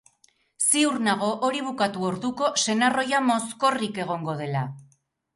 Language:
Basque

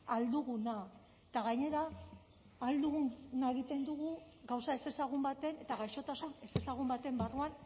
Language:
Basque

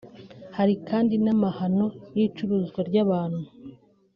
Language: Kinyarwanda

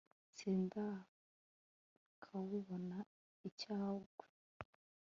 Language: Kinyarwanda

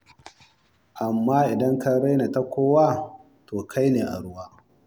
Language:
Hausa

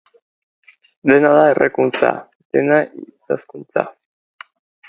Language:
Basque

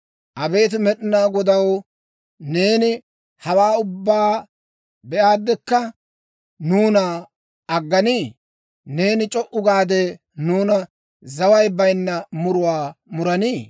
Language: Dawro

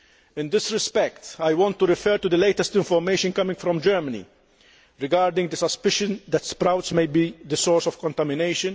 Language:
English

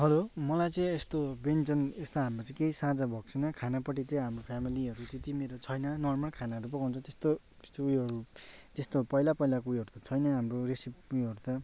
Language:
Nepali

